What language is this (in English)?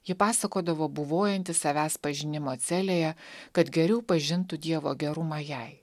Lithuanian